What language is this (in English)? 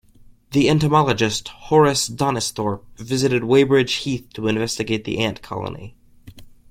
English